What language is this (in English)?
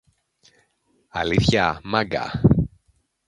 Greek